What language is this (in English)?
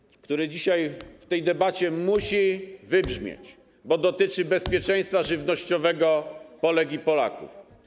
Polish